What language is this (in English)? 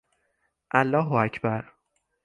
Persian